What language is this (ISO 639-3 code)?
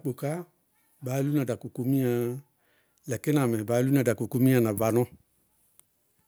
bqg